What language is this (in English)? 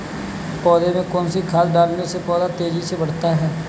Hindi